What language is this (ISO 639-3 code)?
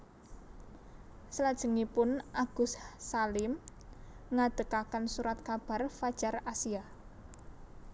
jav